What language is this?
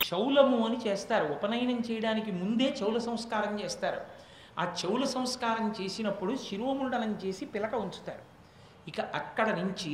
Telugu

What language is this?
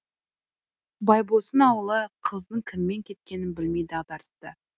Kazakh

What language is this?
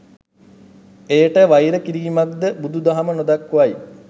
Sinhala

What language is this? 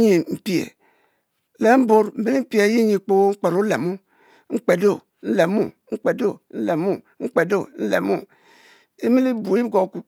Mbe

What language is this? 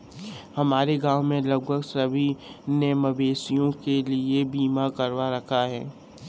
Hindi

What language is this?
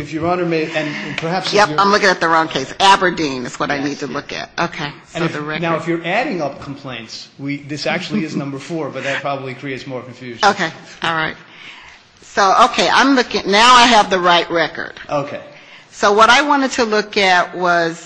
English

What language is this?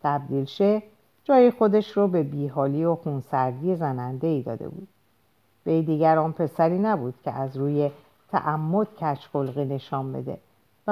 Persian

